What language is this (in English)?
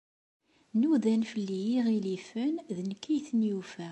Kabyle